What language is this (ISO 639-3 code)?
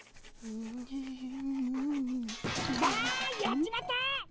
jpn